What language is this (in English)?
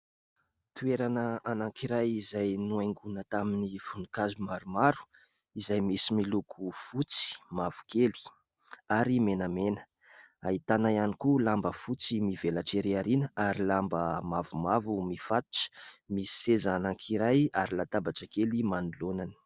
Malagasy